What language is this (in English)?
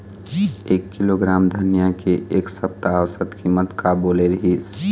Chhattisgarhi